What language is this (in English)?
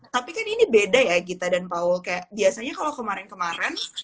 Indonesian